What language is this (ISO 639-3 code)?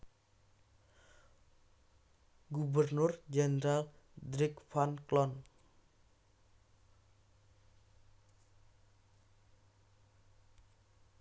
jav